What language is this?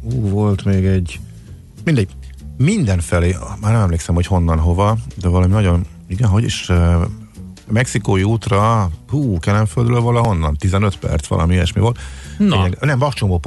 Hungarian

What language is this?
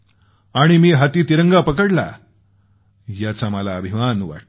Marathi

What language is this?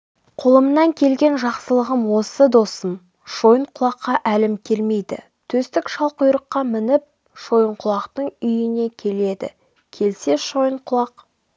Kazakh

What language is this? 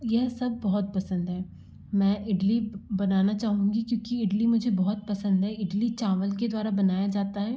Hindi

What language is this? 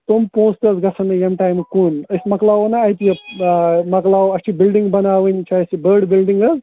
Kashmiri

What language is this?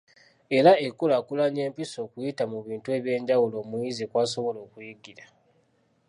Ganda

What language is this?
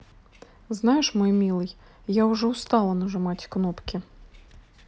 Russian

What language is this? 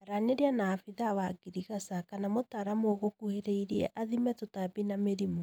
Kikuyu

